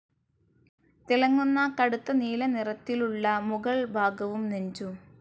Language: Malayalam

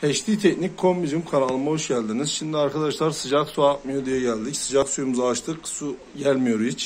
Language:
Turkish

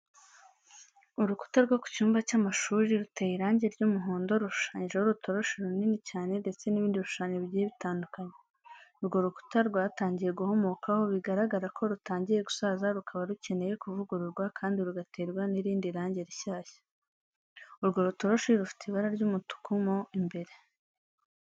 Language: Kinyarwanda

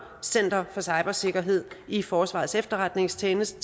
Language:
Danish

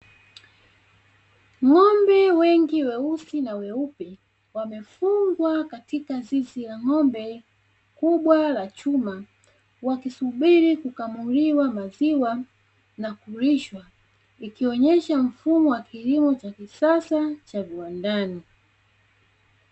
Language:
Swahili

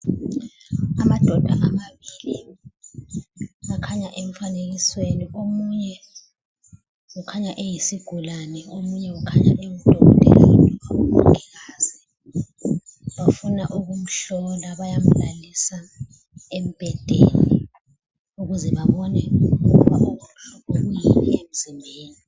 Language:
North Ndebele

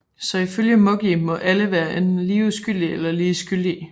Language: Danish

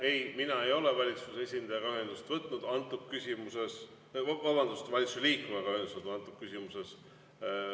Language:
Estonian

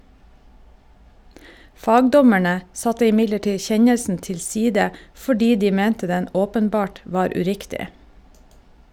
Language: Norwegian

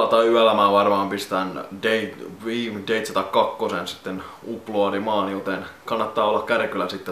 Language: Finnish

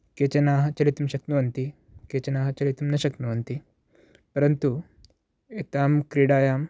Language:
Sanskrit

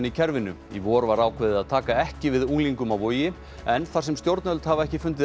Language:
Icelandic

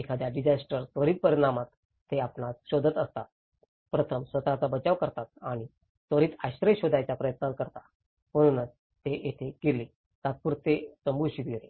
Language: Marathi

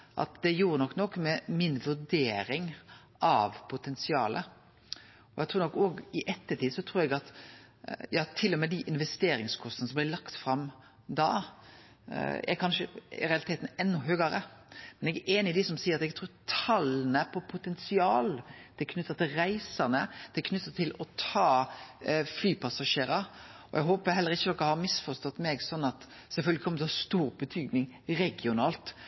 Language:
Norwegian Nynorsk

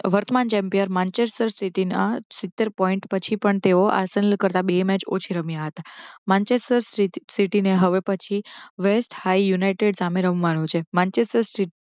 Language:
Gujarati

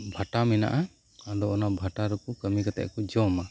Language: Santali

